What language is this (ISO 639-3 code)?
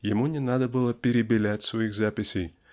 rus